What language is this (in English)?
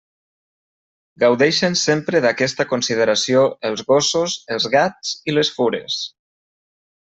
Catalan